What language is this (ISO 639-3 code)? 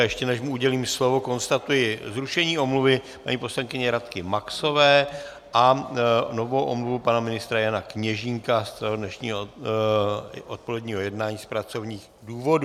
ces